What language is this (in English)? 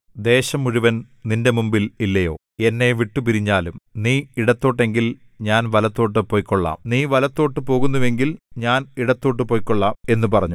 Malayalam